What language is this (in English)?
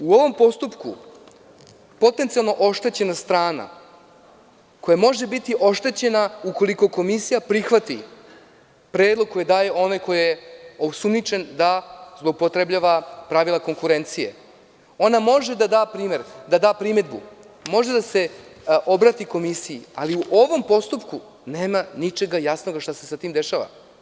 Serbian